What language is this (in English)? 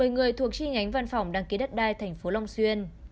Vietnamese